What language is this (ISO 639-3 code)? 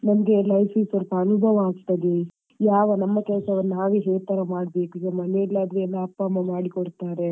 kan